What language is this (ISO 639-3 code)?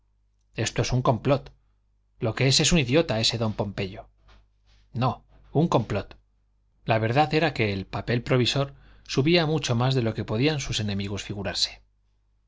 spa